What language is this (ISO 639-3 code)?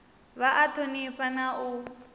ven